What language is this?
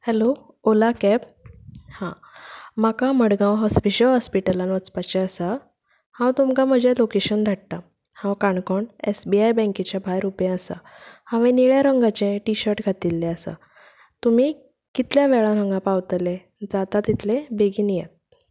Konkani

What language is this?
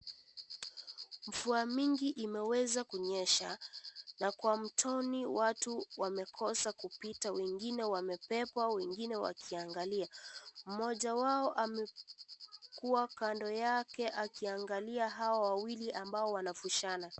Swahili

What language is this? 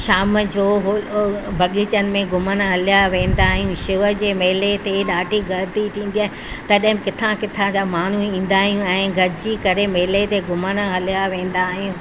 Sindhi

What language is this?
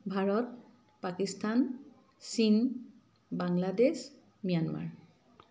Assamese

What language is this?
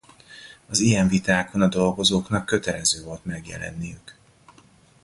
Hungarian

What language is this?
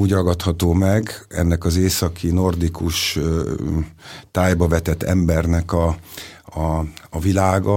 Hungarian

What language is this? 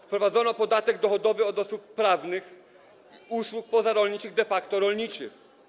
Polish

